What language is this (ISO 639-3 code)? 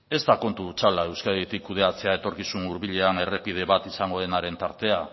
eus